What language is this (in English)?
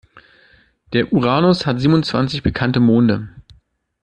German